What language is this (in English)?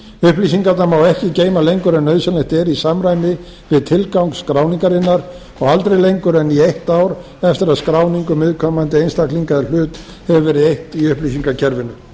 Icelandic